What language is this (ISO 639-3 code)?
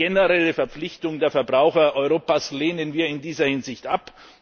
deu